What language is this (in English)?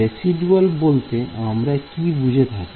Bangla